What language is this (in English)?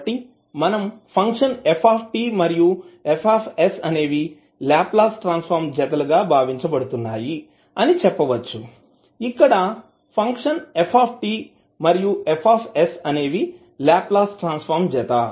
Telugu